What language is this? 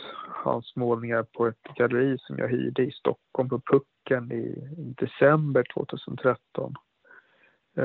Swedish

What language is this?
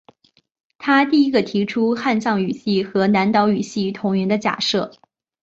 Chinese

